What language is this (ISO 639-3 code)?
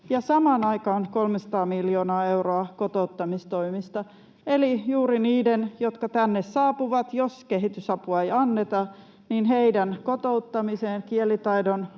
fin